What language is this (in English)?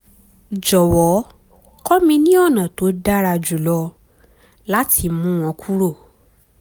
Yoruba